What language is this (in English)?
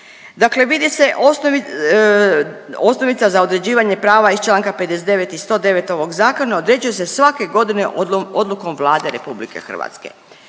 Croatian